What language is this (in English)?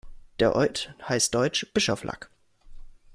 German